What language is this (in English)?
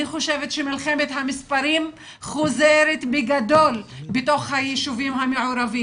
Hebrew